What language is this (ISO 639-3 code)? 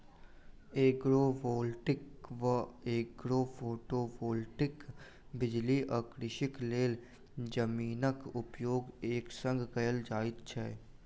mai